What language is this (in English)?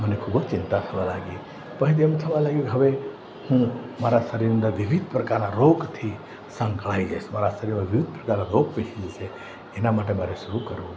Gujarati